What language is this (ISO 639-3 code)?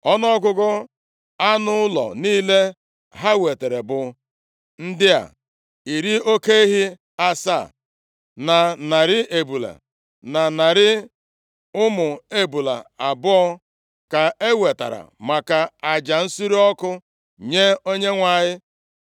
ibo